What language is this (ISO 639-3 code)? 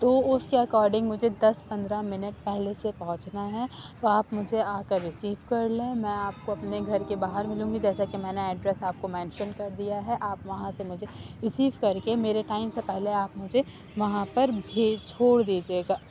urd